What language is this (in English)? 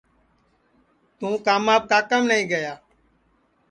Sansi